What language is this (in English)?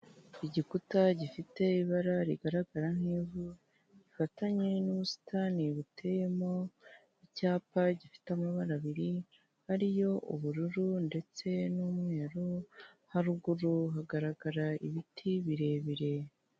Kinyarwanda